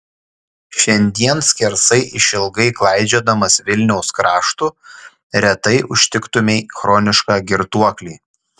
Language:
Lithuanian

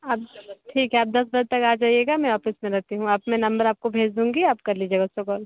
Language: Hindi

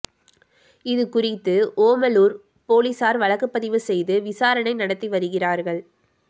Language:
Tamil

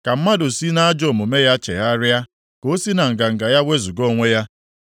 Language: Igbo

